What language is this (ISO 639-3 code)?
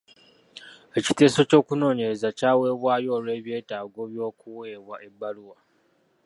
lug